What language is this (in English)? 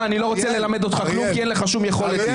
Hebrew